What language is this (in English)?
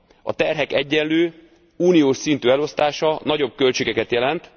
Hungarian